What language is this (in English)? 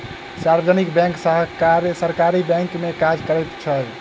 Maithili